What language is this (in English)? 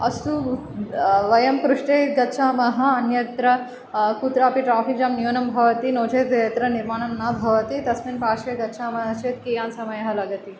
Sanskrit